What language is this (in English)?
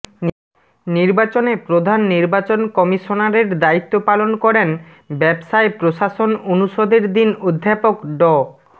Bangla